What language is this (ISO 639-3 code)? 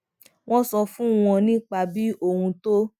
yor